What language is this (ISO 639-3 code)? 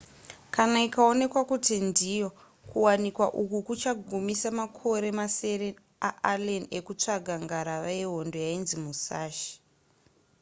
sna